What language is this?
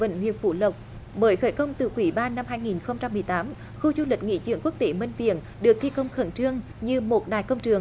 Vietnamese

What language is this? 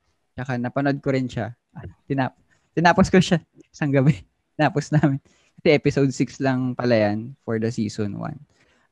Filipino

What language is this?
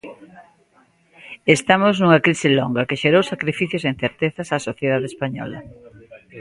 Galician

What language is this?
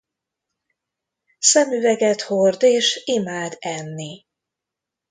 Hungarian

